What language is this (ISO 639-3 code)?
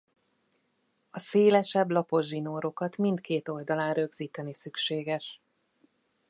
hun